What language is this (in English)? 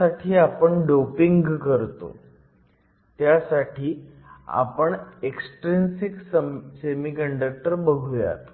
Marathi